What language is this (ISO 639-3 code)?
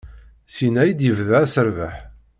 kab